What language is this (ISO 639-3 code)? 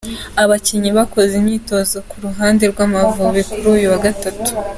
kin